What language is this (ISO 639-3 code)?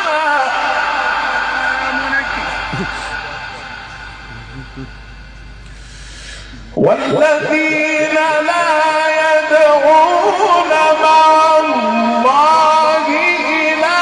ara